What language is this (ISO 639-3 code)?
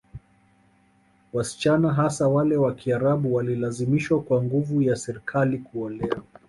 swa